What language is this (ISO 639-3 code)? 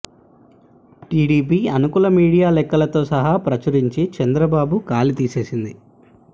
tel